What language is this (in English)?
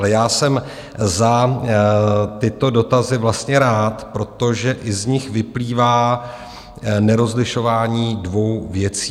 Czech